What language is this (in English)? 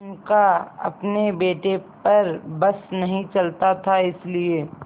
Hindi